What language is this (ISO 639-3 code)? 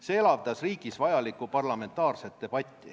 est